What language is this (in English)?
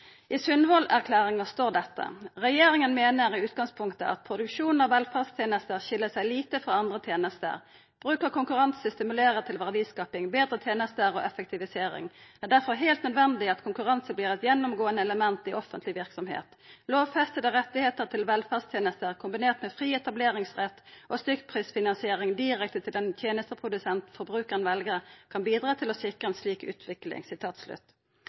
Norwegian Nynorsk